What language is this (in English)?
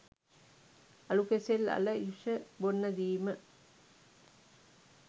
Sinhala